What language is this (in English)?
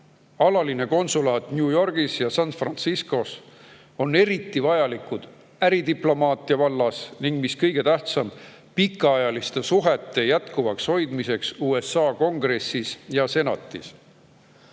Estonian